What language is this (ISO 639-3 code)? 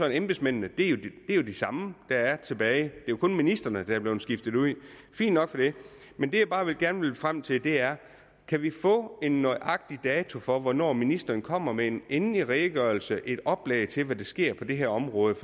dan